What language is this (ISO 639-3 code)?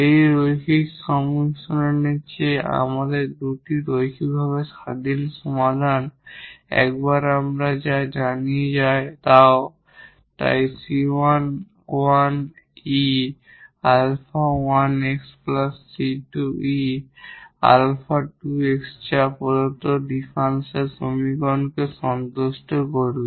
ben